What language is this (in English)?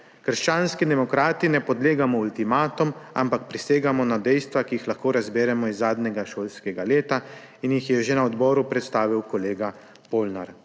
Slovenian